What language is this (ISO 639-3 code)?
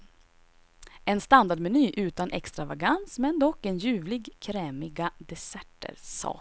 swe